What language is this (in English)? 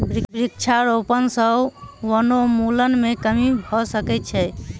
Maithili